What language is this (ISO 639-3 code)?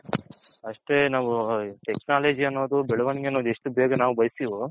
kan